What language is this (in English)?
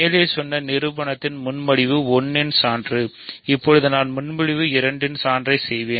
Tamil